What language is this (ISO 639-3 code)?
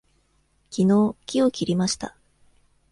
jpn